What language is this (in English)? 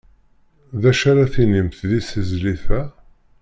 Kabyle